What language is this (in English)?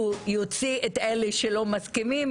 Hebrew